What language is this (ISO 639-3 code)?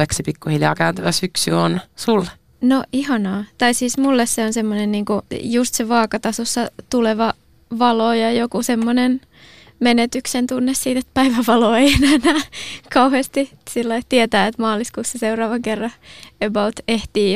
fin